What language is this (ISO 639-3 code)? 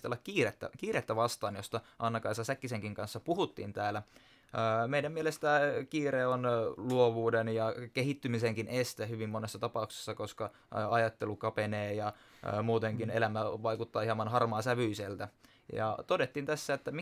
fin